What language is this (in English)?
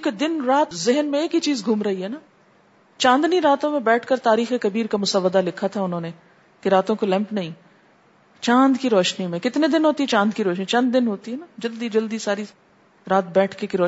Urdu